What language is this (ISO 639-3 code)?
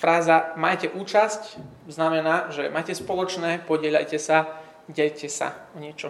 slk